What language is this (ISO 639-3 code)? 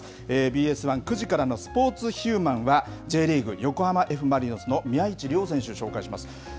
jpn